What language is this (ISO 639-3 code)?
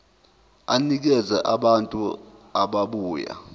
zul